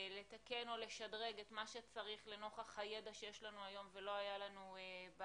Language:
Hebrew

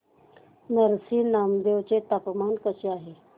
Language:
Marathi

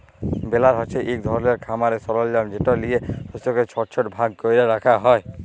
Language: Bangla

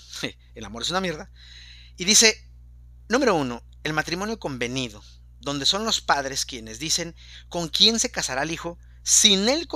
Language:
Spanish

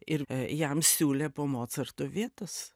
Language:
Lithuanian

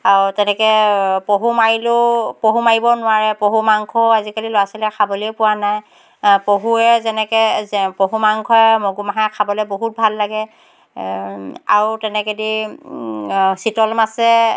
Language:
Assamese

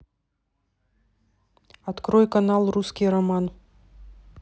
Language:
Russian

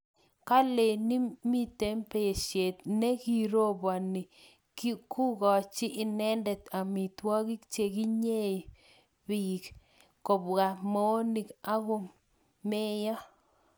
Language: Kalenjin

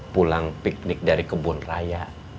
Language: Indonesian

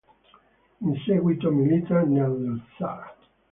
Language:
Italian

